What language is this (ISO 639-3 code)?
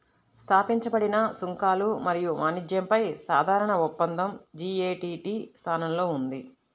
tel